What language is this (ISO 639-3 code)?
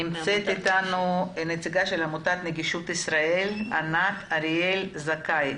heb